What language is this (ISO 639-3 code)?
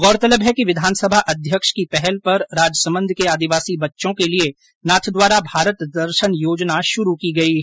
hin